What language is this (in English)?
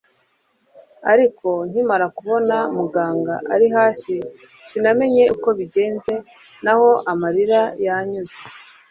Kinyarwanda